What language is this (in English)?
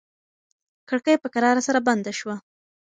Pashto